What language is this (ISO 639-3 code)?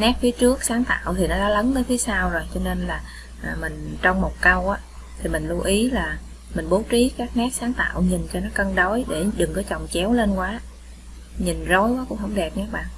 vie